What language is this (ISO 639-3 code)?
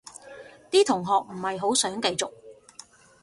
yue